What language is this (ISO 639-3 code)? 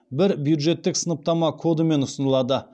kaz